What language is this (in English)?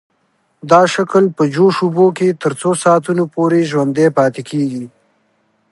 Pashto